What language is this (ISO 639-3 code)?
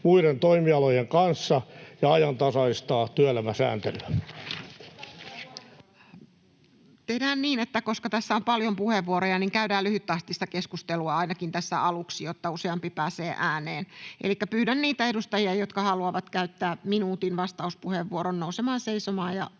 fin